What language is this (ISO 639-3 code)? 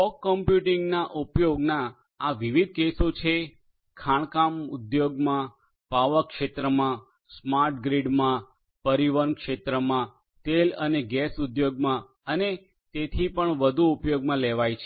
guj